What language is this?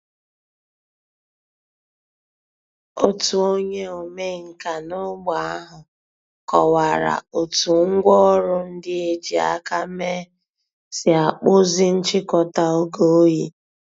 Igbo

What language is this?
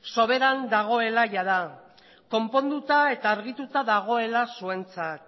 Basque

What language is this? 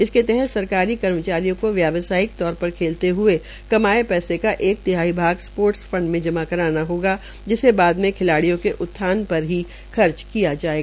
Hindi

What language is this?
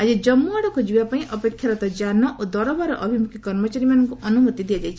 Odia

